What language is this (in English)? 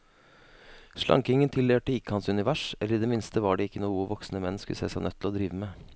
Norwegian